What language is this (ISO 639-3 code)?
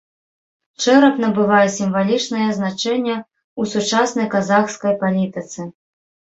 bel